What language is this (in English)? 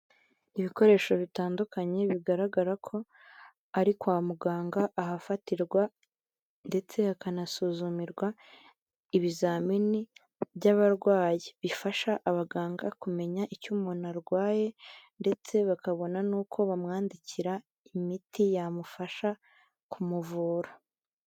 Kinyarwanda